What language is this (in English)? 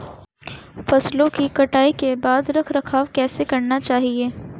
Hindi